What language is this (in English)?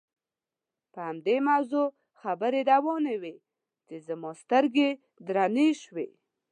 Pashto